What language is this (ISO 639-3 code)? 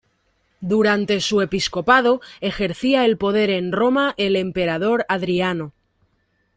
spa